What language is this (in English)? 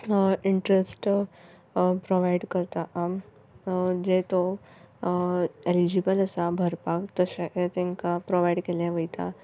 Konkani